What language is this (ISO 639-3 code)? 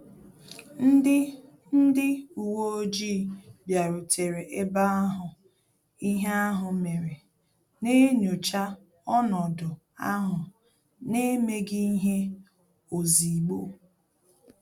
ibo